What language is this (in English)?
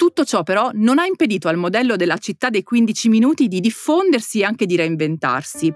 Italian